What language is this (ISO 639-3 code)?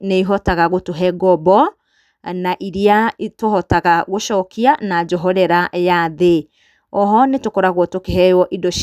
kik